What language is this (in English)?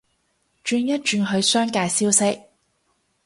Cantonese